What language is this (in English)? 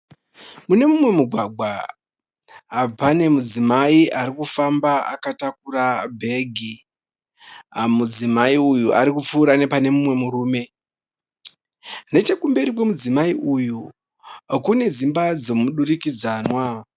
Shona